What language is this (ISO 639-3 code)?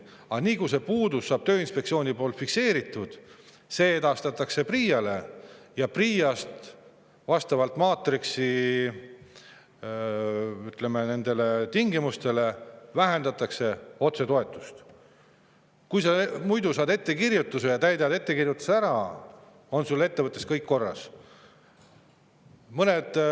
est